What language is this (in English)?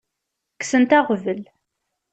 Kabyle